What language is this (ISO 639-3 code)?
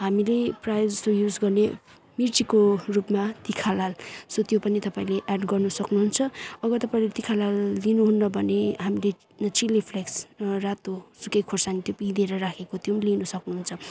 nep